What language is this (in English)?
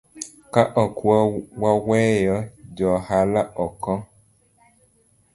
Luo (Kenya and Tanzania)